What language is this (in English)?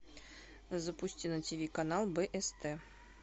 Russian